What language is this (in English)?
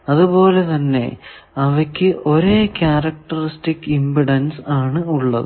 Malayalam